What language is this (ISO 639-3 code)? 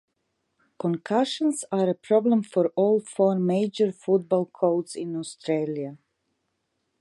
eng